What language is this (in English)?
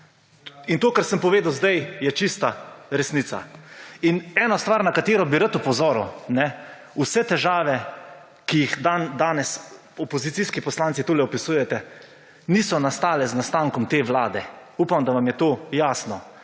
Slovenian